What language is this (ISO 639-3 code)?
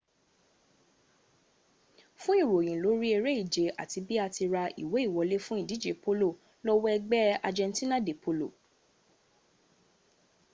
yor